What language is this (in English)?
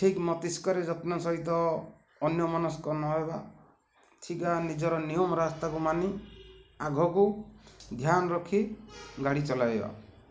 Odia